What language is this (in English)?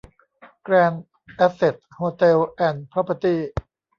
Thai